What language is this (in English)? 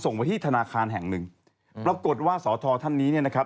Thai